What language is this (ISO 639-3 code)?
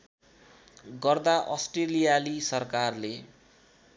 nep